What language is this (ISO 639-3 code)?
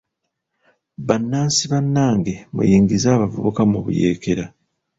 lug